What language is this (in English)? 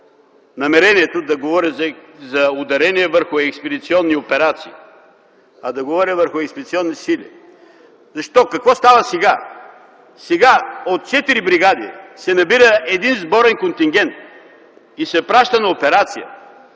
Bulgarian